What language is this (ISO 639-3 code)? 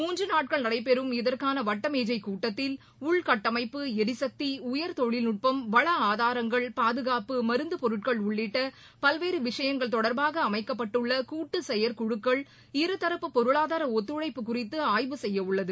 tam